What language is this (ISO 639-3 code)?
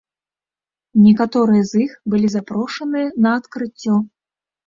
bel